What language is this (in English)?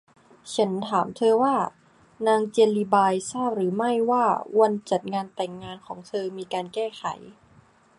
Thai